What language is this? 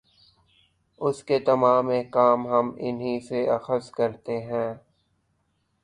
Urdu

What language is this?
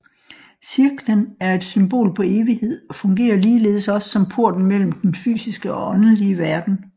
Danish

